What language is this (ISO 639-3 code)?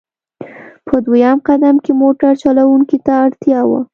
pus